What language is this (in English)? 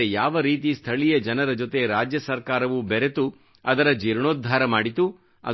Kannada